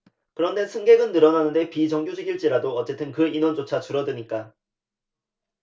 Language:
Korean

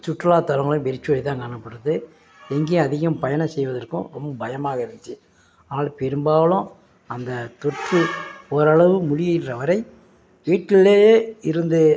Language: Tamil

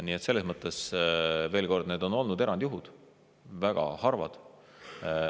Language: Estonian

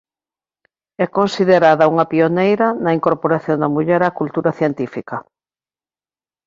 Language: Galician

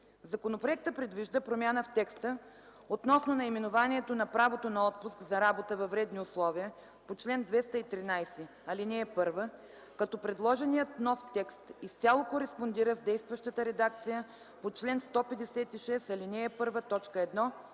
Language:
Bulgarian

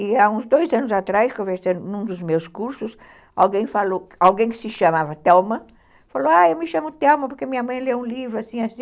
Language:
Portuguese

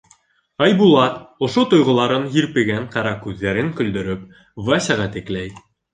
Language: Bashkir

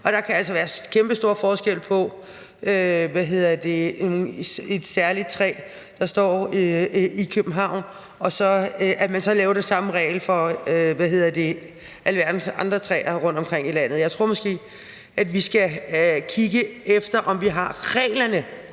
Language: Danish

